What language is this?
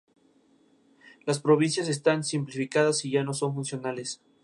Spanish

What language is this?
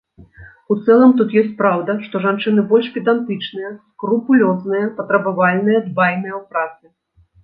Belarusian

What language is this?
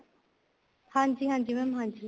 Punjabi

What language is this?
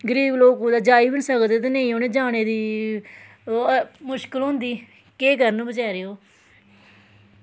Dogri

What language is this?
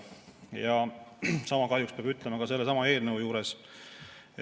Estonian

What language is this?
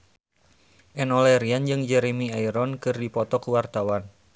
Sundanese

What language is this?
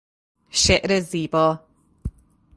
Persian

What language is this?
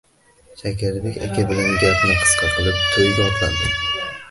Uzbek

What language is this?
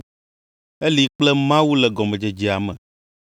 Ewe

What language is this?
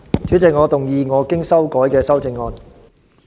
Cantonese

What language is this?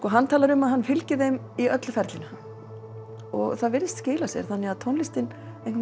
Icelandic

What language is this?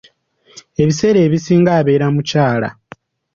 Ganda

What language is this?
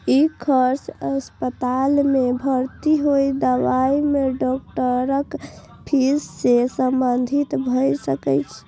Maithili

